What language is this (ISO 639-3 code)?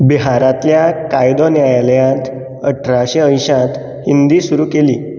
kok